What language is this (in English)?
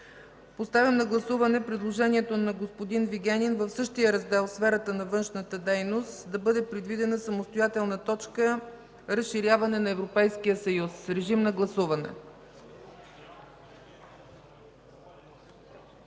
Bulgarian